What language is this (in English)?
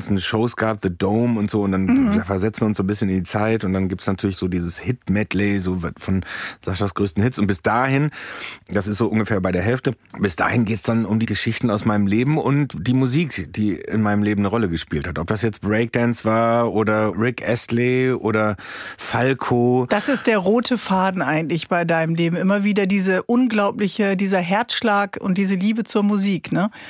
German